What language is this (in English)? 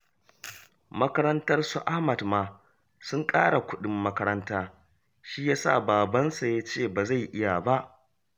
Hausa